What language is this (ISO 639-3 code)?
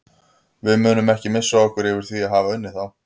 isl